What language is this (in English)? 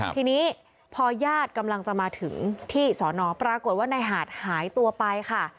Thai